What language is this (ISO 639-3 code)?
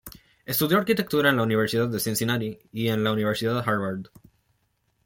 spa